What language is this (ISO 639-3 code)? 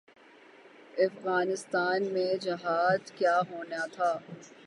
urd